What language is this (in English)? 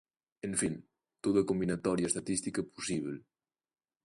Galician